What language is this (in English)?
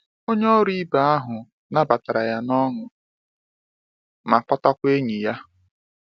Igbo